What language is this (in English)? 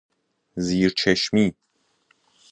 Persian